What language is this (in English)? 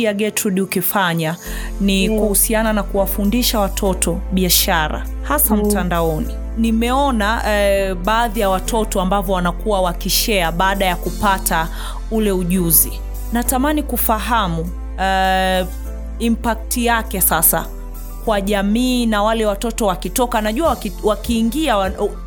Swahili